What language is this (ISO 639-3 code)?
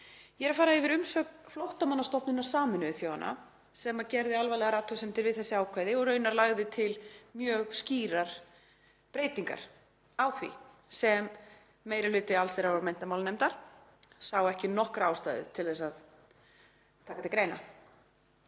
isl